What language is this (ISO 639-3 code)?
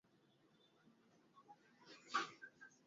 ben